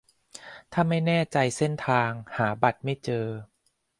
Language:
Thai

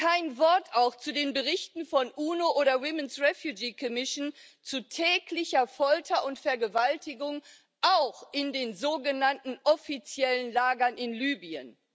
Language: German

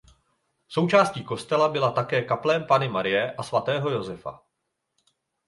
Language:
Czech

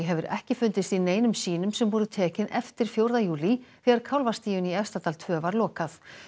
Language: Icelandic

